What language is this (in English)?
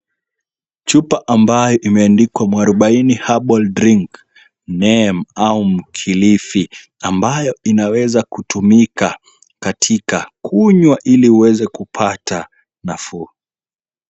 Swahili